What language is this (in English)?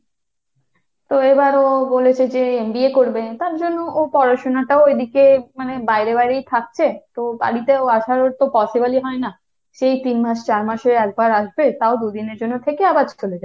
Bangla